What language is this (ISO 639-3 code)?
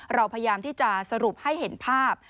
tha